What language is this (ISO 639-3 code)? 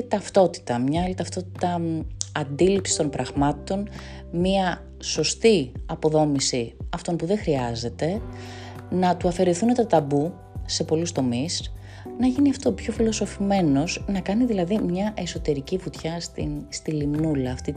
ell